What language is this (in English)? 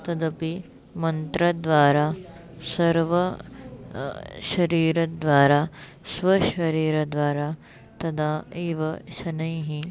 Sanskrit